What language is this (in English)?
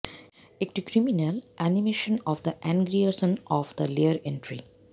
Bangla